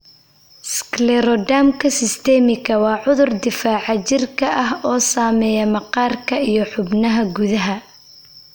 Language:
Somali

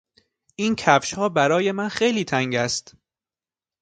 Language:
Persian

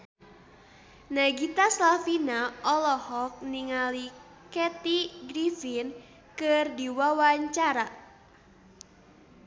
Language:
Sundanese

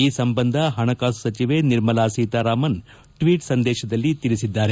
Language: Kannada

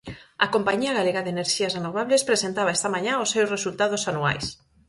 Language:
Galician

